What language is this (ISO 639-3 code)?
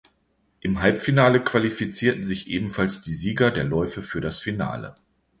deu